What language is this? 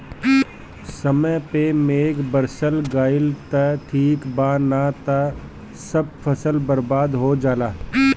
Bhojpuri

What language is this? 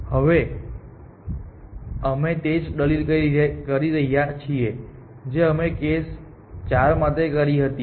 Gujarati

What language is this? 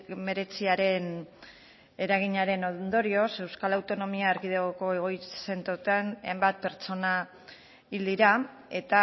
Basque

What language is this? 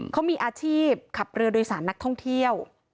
Thai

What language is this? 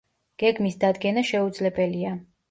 Georgian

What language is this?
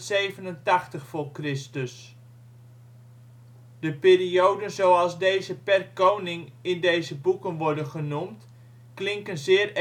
Dutch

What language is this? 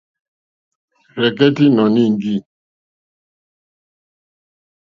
Mokpwe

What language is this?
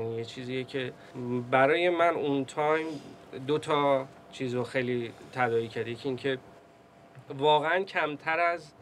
Persian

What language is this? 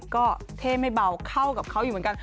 Thai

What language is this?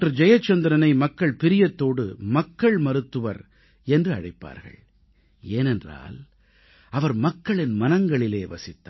Tamil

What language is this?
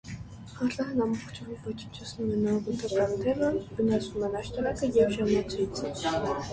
Armenian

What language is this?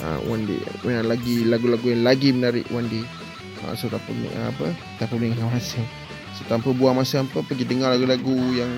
Malay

